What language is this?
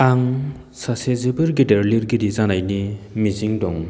Bodo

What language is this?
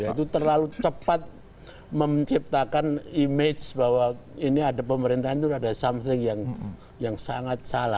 Indonesian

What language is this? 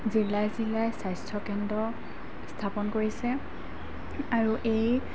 Assamese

